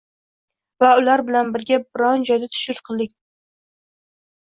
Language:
Uzbek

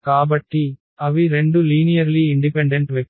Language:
Telugu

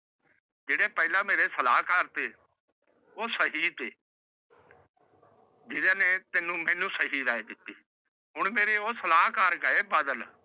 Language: Punjabi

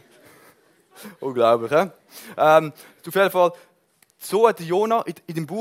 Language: German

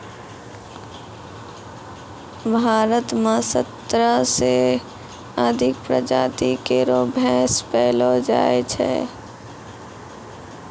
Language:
Maithili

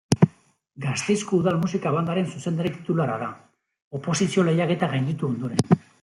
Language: Basque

